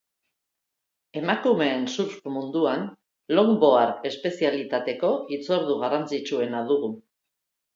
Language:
Basque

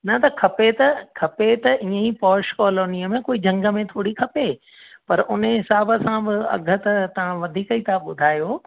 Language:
Sindhi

